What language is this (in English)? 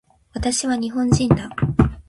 Japanese